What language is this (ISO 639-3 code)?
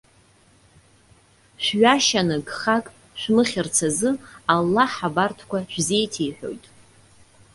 abk